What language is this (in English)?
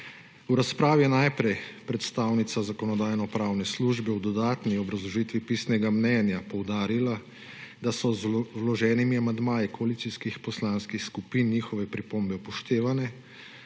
Slovenian